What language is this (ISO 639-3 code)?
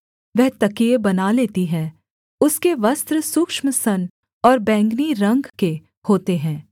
hin